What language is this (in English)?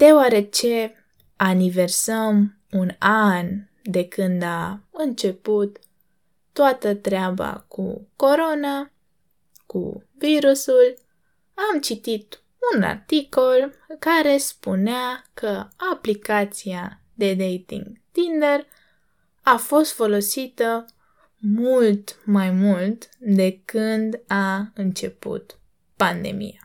Romanian